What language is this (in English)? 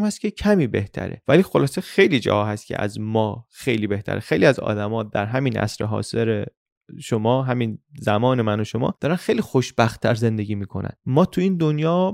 Persian